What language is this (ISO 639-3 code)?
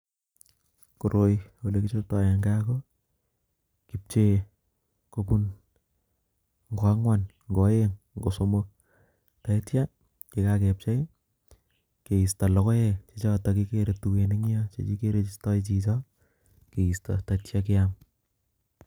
kln